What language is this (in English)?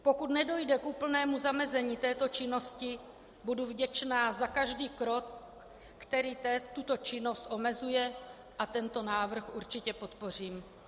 Czech